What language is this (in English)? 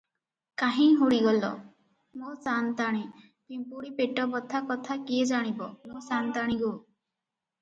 Odia